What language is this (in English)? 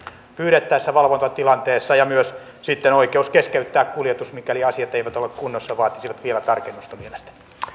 Finnish